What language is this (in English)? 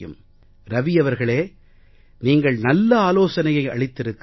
Tamil